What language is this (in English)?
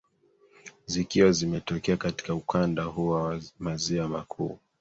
Swahili